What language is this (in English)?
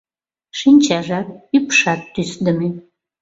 Mari